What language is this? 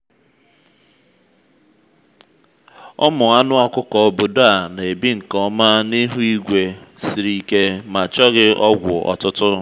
Igbo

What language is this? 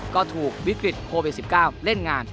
Thai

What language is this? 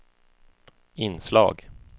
Swedish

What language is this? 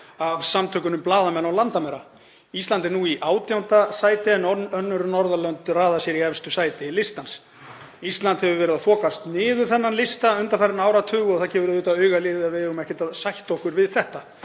Icelandic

